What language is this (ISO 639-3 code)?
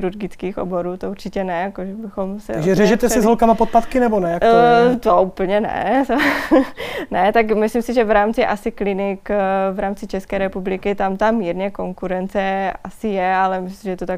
ces